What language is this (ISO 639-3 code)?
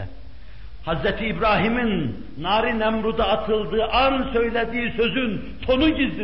tur